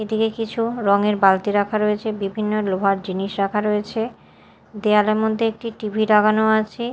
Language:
Bangla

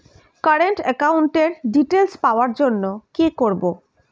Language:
Bangla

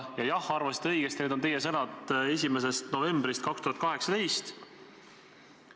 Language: Estonian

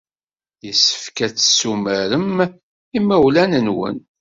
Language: Kabyle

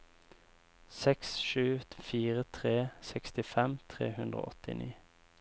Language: Norwegian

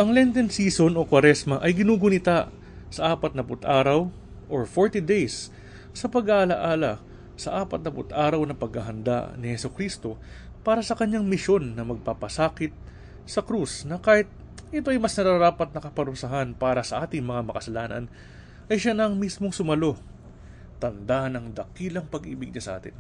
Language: Filipino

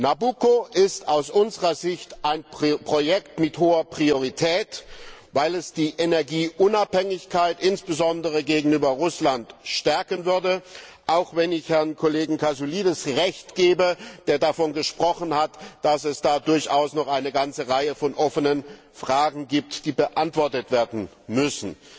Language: German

